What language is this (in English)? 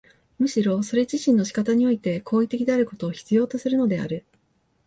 Japanese